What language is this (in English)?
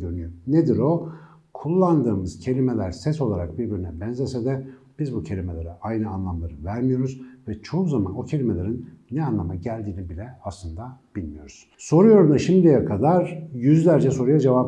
Turkish